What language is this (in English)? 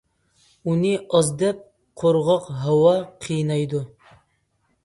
Uyghur